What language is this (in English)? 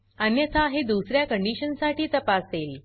Marathi